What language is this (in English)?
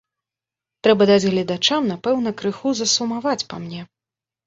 Belarusian